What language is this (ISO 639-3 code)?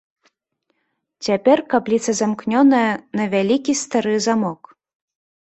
bel